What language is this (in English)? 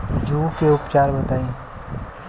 Bhojpuri